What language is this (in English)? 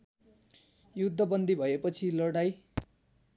Nepali